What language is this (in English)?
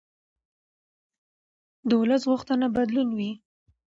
Pashto